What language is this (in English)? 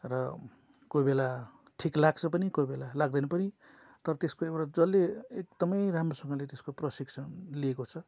Nepali